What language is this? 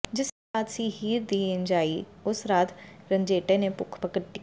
Punjabi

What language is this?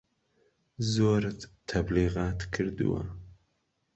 Central Kurdish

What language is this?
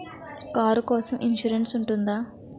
Telugu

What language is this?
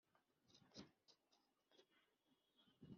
Kinyarwanda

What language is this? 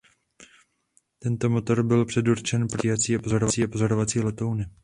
Czech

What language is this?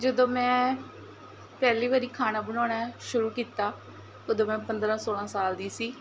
Punjabi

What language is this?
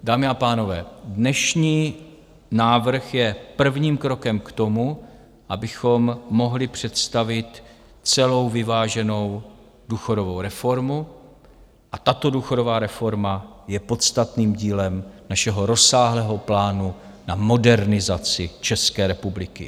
Czech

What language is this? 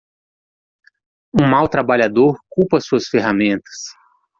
Portuguese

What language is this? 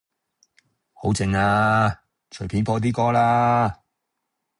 Cantonese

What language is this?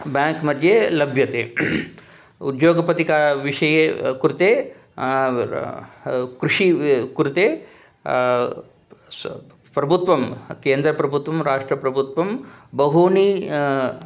Sanskrit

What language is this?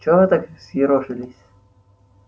Russian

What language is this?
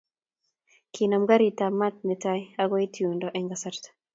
Kalenjin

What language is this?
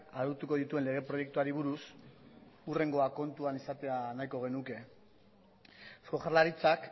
Basque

